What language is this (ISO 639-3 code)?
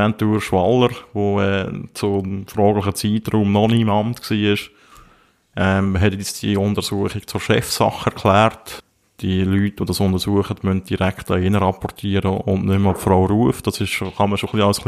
deu